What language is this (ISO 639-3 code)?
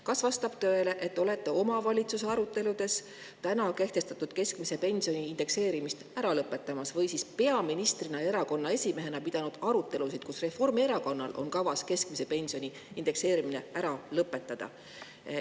est